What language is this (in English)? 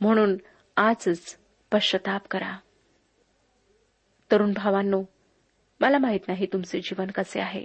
Marathi